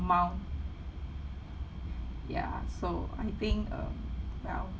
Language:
English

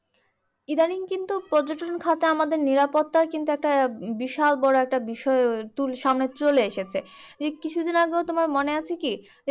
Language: Bangla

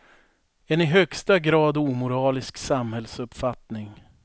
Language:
Swedish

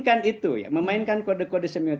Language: Indonesian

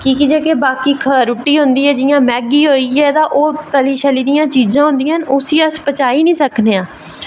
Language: Dogri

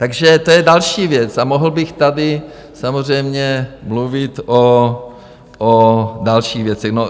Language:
Czech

